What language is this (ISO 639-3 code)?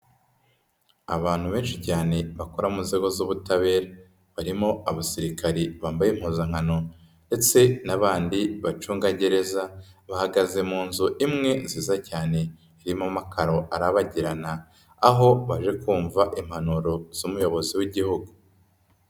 kin